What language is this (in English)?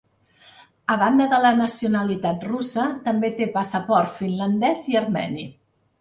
Catalan